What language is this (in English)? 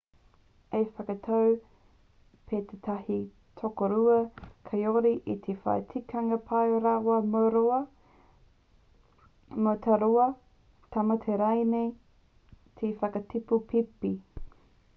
Māori